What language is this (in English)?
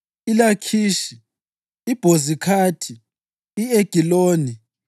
North Ndebele